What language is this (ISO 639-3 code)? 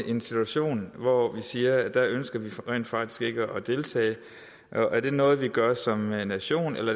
dan